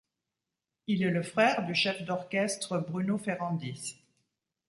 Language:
French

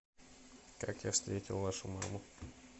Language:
Russian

